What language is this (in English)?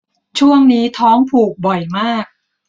Thai